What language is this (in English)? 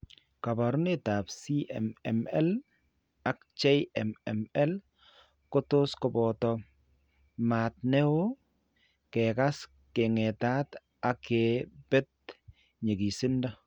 Kalenjin